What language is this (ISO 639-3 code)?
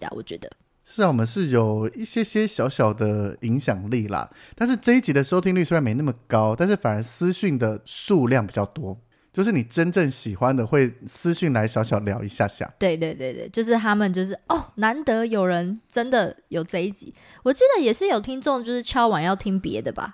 zho